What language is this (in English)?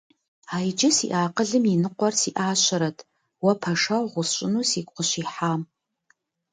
Kabardian